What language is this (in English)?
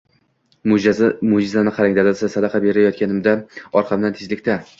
Uzbek